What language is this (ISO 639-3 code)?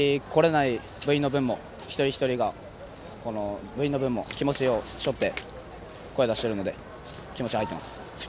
jpn